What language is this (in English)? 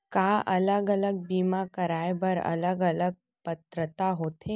Chhattisgarhi